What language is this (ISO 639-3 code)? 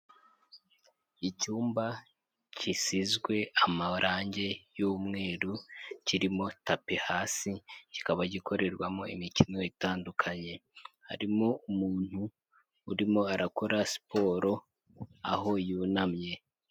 kin